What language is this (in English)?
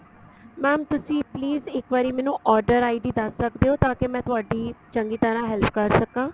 Punjabi